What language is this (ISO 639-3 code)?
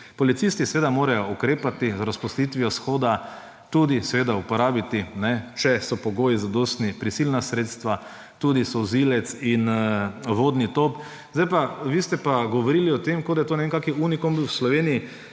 slv